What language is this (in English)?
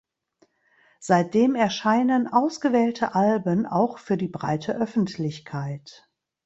German